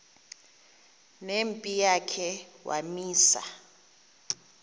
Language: Xhosa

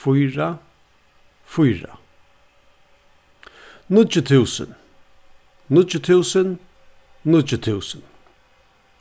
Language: Faroese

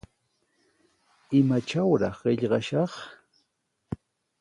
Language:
Sihuas Ancash Quechua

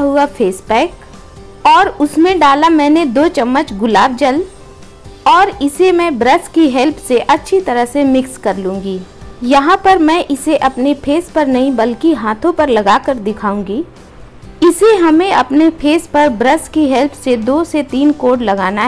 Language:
Hindi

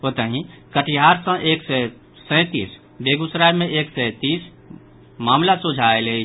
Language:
Maithili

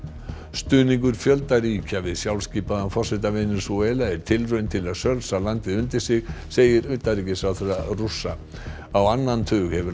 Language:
Icelandic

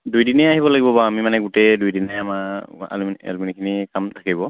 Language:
Assamese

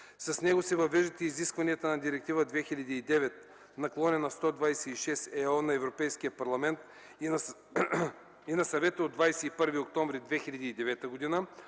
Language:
Bulgarian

